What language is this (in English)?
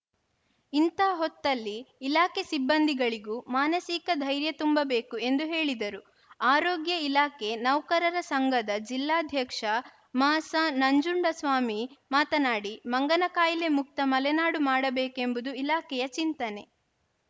Kannada